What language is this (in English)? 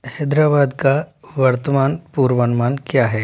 Hindi